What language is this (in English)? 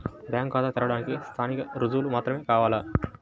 Telugu